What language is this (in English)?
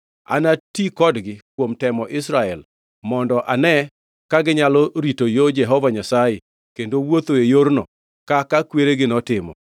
Luo (Kenya and Tanzania)